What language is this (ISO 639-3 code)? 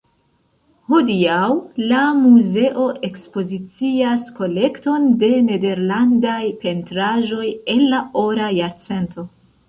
epo